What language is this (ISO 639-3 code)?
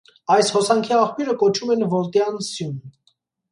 hye